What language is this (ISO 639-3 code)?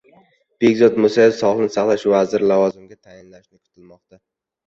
uzb